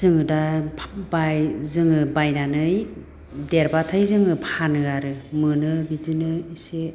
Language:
Bodo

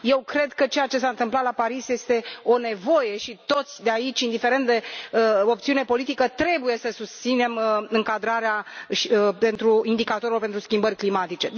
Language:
Romanian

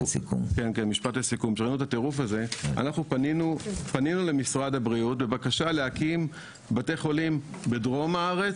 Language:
Hebrew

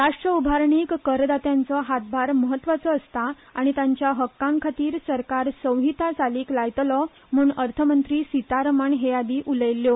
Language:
Konkani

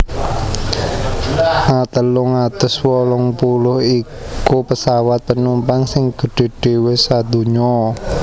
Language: Javanese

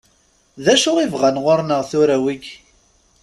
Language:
Kabyle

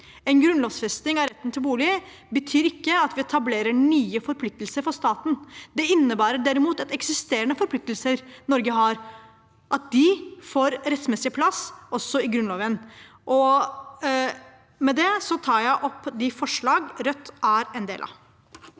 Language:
Norwegian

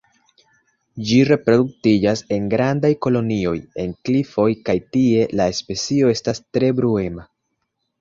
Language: Esperanto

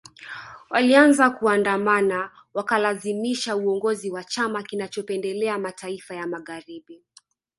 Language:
Swahili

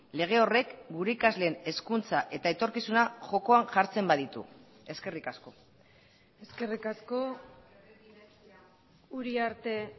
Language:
Basque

